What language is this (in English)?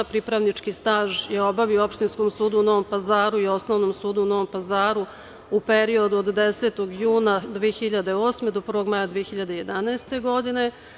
Serbian